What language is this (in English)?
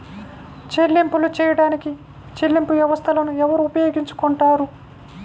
Telugu